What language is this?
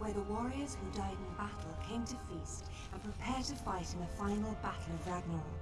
Polish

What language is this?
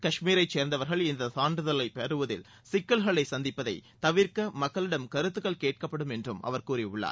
Tamil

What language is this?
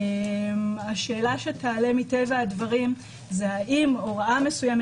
Hebrew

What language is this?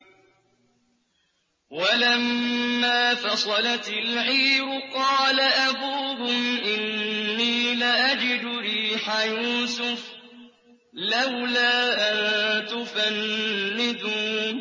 Arabic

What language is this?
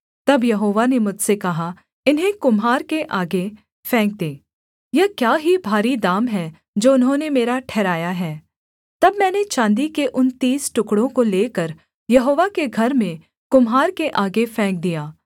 Hindi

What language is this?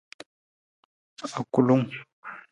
Nawdm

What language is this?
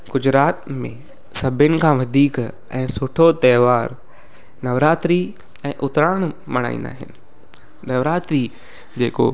Sindhi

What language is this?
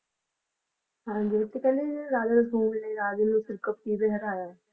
Punjabi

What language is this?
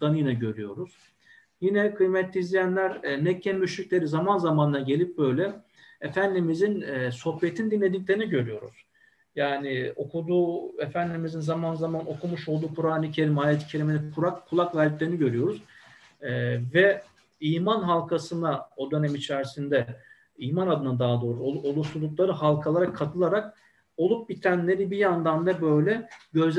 Turkish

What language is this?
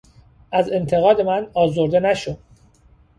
Persian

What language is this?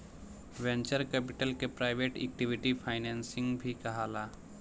Bhojpuri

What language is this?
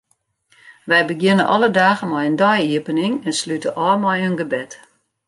Western Frisian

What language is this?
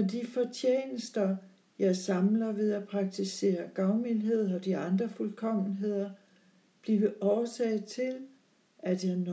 Danish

